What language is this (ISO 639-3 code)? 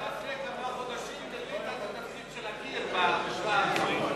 heb